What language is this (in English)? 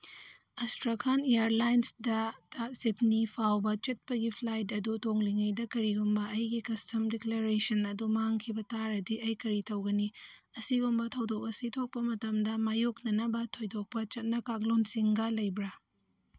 Manipuri